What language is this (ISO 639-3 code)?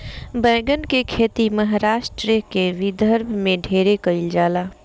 bho